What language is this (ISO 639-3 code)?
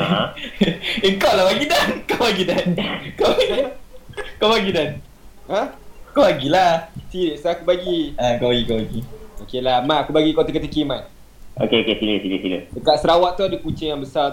msa